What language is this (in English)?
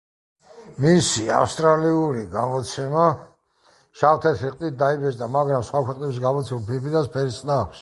Georgian